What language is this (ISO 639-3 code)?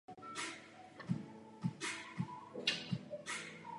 ces